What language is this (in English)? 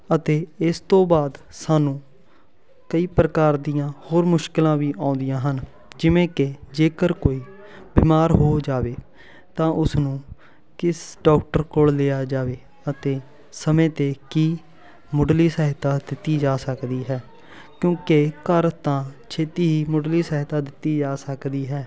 Punjabi